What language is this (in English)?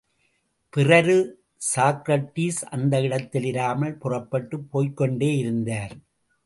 Tamil